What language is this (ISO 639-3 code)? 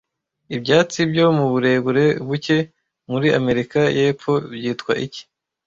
kin